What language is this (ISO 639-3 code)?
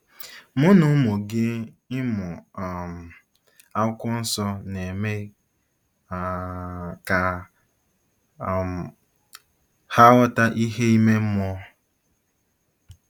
ibo